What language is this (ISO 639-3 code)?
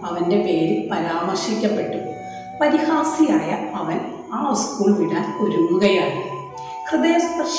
mal